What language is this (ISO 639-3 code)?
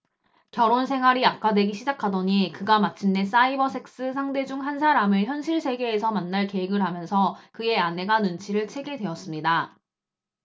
kor